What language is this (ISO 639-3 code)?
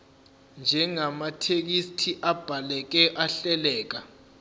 zul